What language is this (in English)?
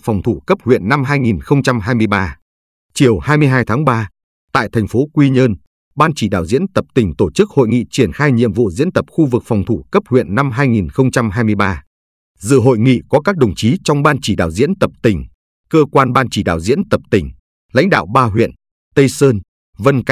Vietnamese